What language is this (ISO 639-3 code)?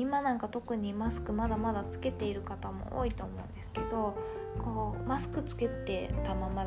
jpn